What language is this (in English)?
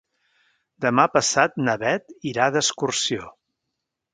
Catalan